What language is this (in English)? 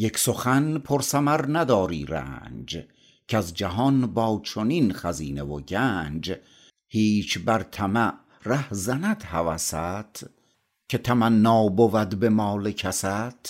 Persian